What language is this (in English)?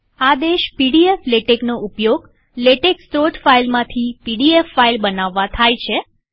Gujarati